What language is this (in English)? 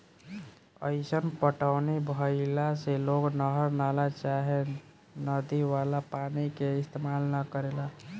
Bhojpuri